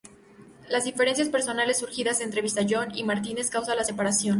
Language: Spanish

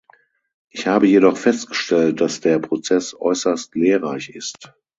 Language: German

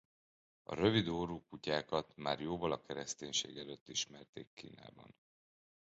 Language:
Hungarian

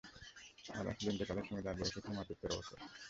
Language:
Bangla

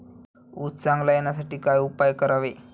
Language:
Marathi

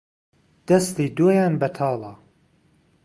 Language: Central Kurdish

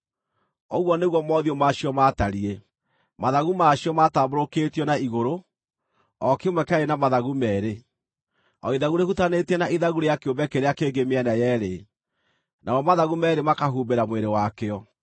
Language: Kikuyu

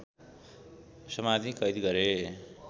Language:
Nepali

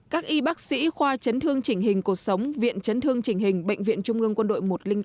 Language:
Vietnamese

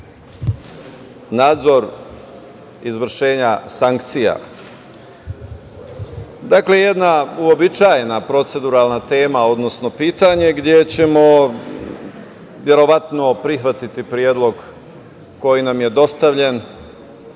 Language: Serbian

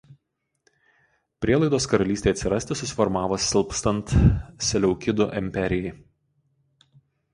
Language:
Lithuanian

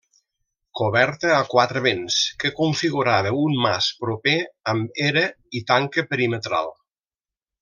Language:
Catalan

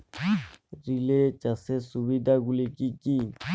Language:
Bangla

